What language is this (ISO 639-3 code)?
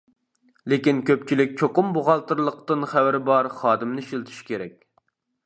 uig